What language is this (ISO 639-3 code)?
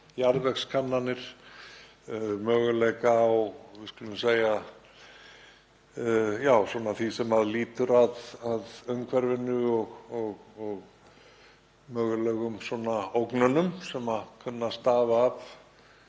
isl